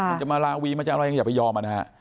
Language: Thai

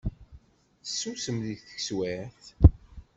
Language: Kabyle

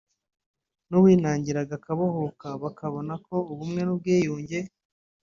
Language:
Kinyarwanda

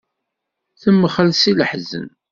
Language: Kabyle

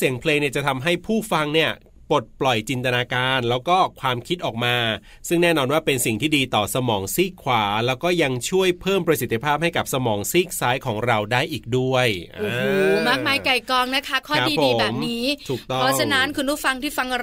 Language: Thai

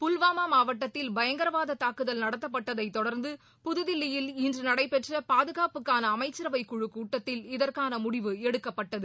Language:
Tamil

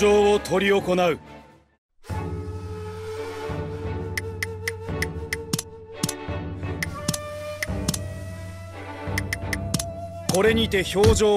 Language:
Japanese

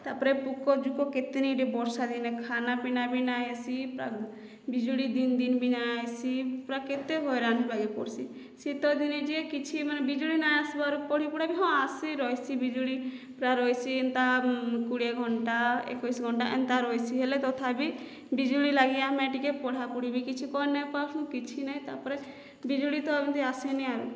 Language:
Odia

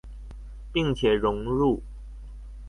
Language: Chinese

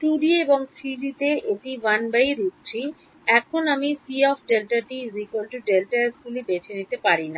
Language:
Bangla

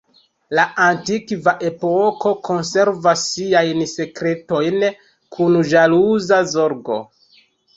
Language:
Esperanto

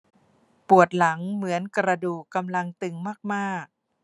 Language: Thai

